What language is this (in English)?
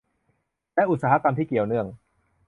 Thai